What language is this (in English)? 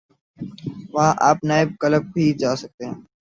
Urdu